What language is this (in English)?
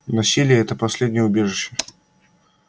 Russian